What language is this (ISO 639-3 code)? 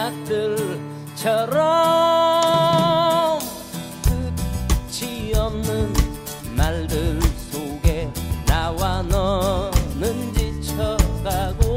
kor